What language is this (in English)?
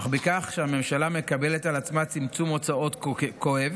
Hebrew